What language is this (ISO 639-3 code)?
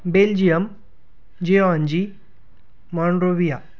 mar